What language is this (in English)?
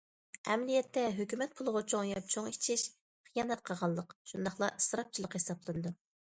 Uyghur